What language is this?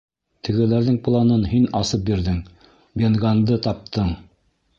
Bashkir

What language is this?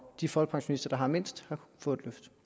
Danish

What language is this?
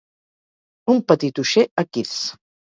Catalan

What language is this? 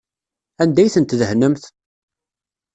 Kabyle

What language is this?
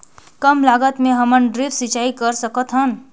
Chhattisgarhi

